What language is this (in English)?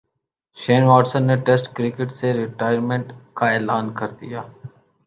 Urdu